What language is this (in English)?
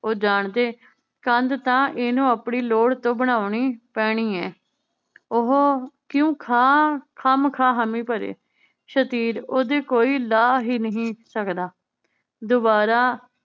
Punjabi